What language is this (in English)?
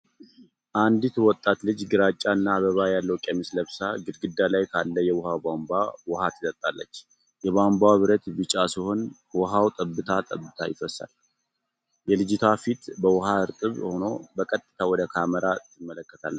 Amharic